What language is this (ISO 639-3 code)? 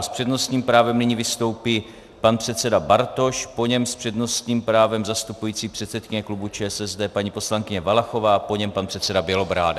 ces